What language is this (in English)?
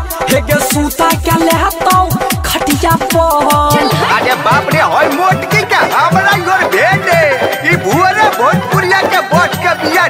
Vietnamese